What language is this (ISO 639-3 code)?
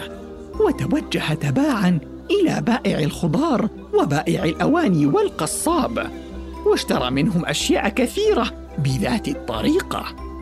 ara